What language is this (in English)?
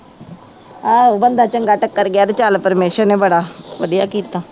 Punjabi